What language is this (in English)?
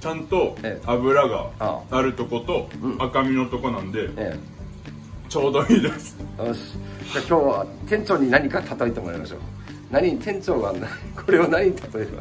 Japanese